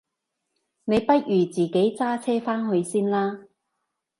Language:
Cantonese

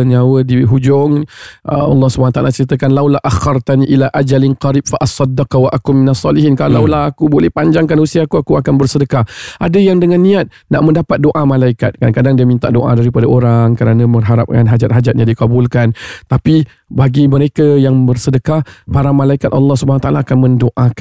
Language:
Malay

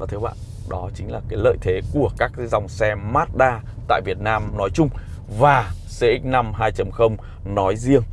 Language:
Vietnamese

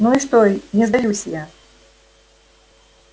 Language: Russian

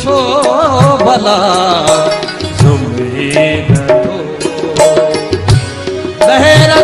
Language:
Hindi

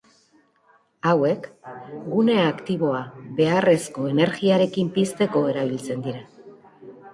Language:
Basque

